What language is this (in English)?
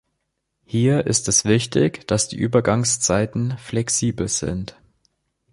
German